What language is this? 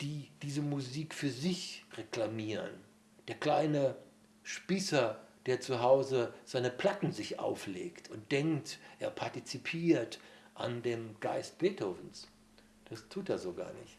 German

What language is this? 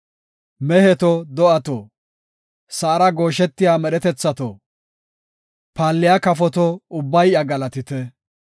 Gofa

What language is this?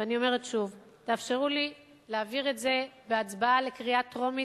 Hebrew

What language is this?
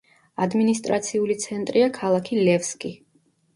Georgian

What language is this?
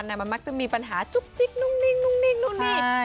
Thai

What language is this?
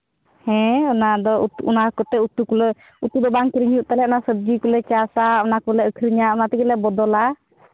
Santali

